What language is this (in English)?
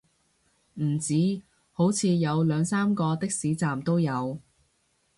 Cantonese